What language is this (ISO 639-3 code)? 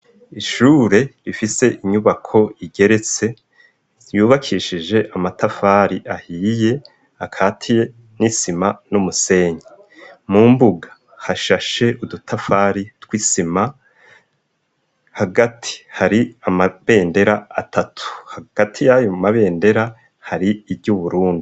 run